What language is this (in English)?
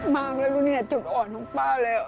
Thai